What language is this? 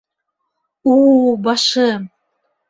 Bashkir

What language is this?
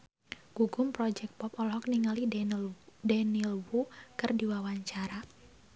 Sundanese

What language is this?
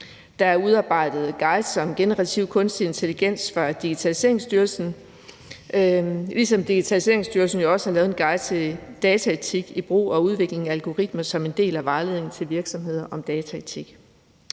Danish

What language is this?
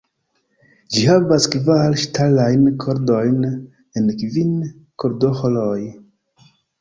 Esperanto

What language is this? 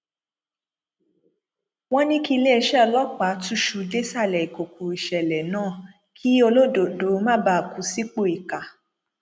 Yoruba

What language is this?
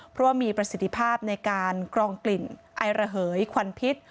Thai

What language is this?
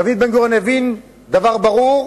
Hebrew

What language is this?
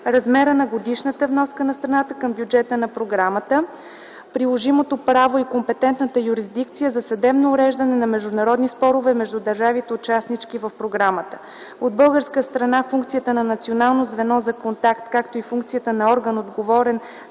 Bulgarian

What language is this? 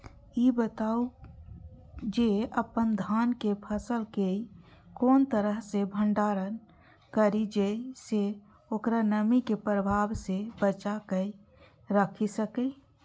Maithili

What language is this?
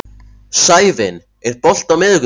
Icelandic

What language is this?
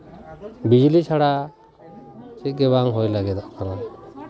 Santali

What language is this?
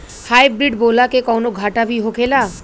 Bhojpuri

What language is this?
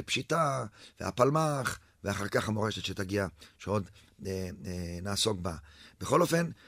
Hebrew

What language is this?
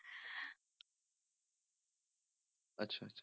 Punjabi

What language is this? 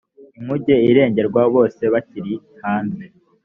Kinyarwanda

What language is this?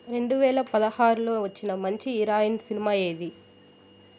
Telugu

